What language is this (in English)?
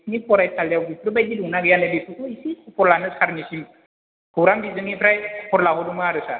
Bodo